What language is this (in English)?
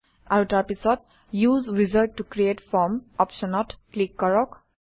Assamese